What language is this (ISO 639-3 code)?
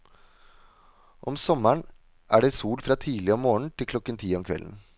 nor